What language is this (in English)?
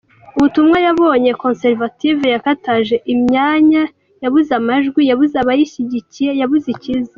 Kinyarwanda